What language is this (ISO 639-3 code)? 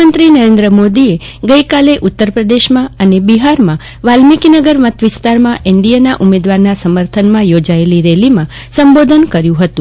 guj